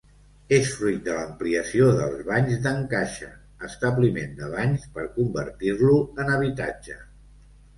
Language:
Catalan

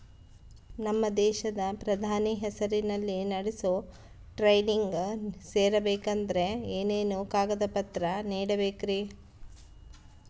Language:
Kannada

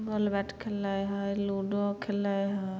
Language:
Maithili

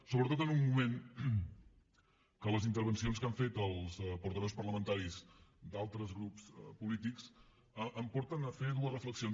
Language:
Catalan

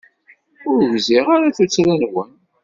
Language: Kabyle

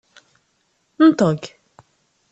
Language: Kabyle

